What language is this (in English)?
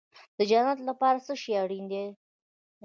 Pashto